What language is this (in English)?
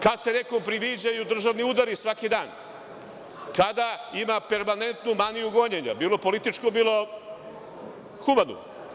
Serbian